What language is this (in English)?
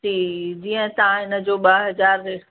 Sindhi